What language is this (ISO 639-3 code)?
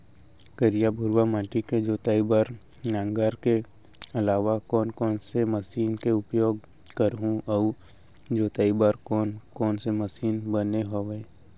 hne